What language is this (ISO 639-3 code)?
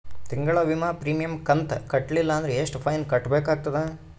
kan